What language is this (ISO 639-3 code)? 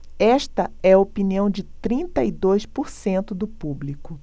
por